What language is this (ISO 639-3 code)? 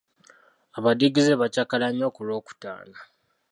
lug